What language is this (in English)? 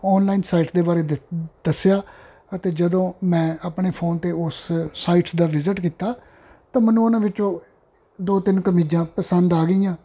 Punjabi